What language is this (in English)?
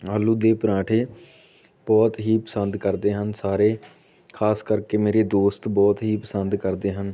Punjabi